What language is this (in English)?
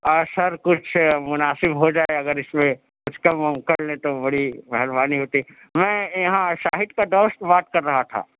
Urdu